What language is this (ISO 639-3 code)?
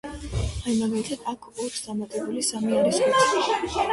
kat